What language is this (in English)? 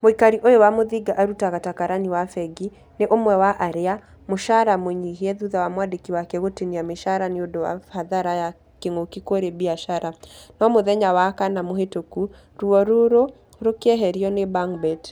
Kikuyu